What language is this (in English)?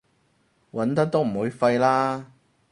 Cantonese